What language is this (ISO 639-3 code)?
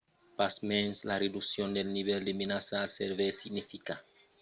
oci